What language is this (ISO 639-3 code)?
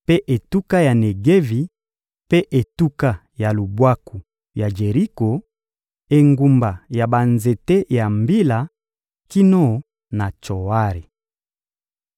lin